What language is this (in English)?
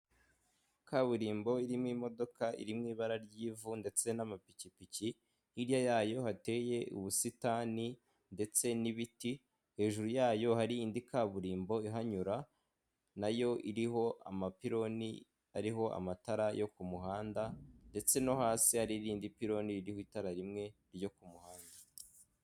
Kinyarwanda